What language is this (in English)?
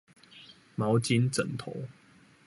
Chinese